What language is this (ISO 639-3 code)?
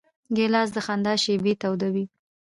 pus